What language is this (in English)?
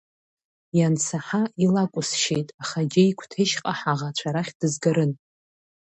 Abkhazian